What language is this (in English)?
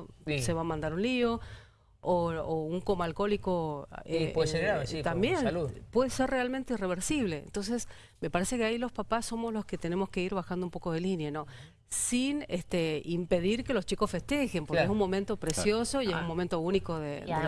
Spanish